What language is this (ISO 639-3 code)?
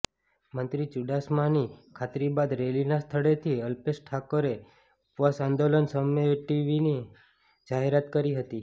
guj